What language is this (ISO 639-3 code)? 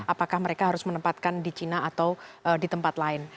ind